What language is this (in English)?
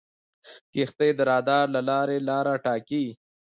Pashto